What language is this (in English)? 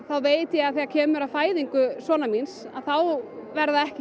Icelandic